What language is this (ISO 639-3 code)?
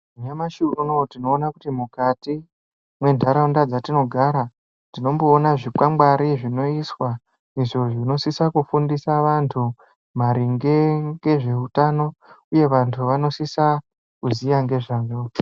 ndc